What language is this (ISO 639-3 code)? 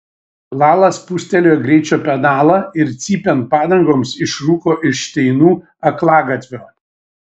lit